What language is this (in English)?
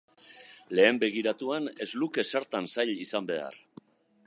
Basque